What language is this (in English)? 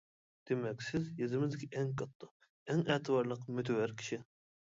Uyghur